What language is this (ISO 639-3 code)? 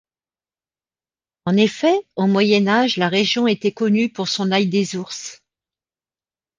fra